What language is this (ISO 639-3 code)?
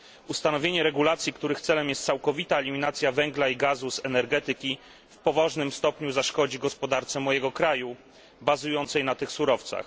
pol